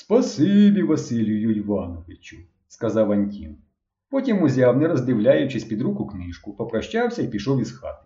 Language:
Ukrainian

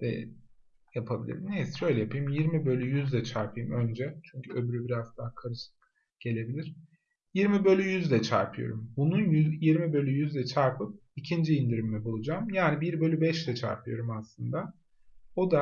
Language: Turkish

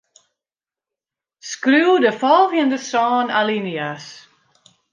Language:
Western Frisian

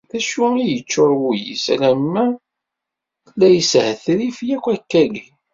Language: Kabyle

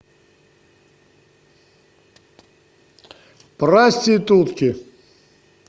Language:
Russian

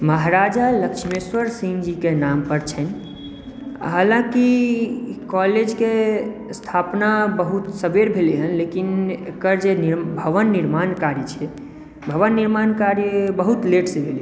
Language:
Maithili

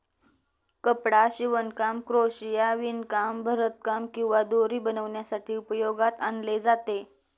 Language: Marathi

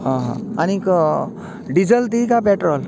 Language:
Konkani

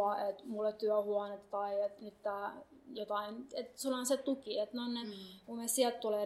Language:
Finnish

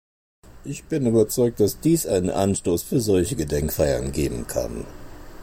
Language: German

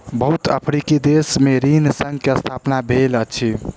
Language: Maithili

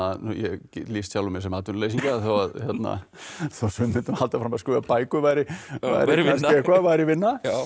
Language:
Icelandic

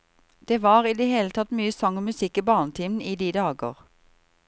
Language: Norwegian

